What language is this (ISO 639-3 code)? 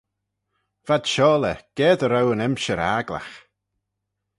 glv